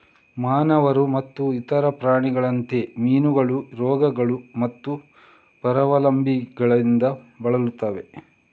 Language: Kannada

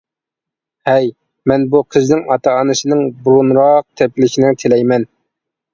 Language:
Uyghur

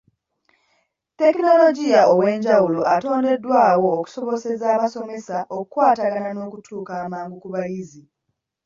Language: Ganda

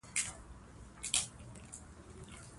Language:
Pashto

